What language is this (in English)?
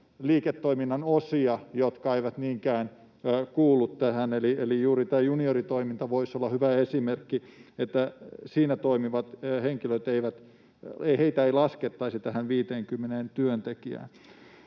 Finnish